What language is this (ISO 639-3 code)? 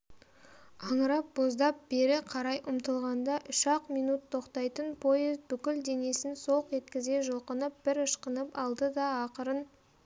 kaz